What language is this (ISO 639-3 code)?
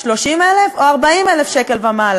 heb